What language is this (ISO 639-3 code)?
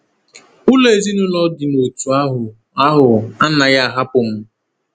ibo